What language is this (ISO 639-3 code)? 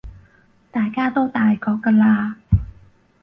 yue